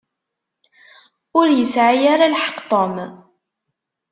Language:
Kabyle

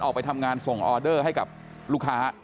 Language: Thai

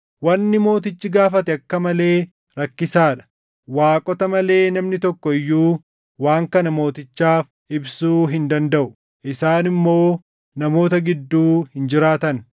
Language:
Oromo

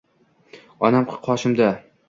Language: Uzbek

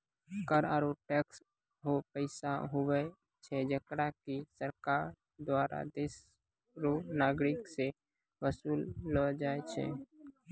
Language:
Maithili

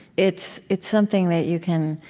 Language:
English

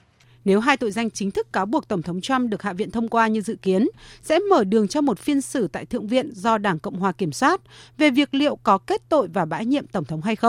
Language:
Vietnamese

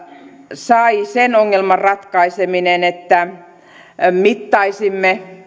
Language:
Finnish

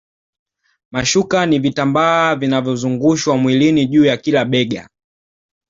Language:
Swahili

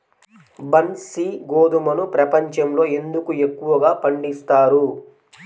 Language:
Telugu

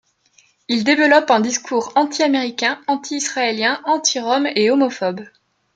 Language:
French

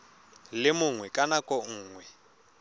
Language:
Tswana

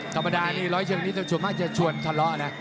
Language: Thai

